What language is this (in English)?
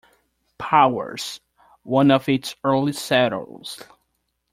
English